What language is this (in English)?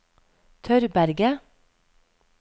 Norwegian